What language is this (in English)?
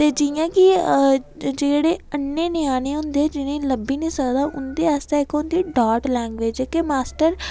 Dogri